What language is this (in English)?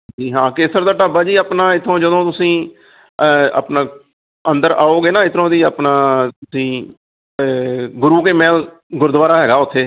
Punjabi